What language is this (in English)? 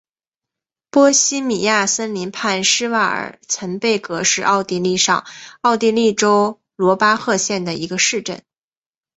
Chinese